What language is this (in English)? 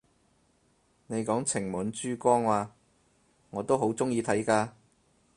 Cantonese